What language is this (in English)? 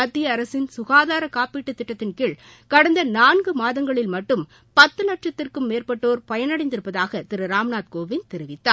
Tamil